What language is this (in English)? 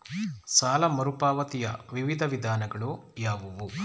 Kannada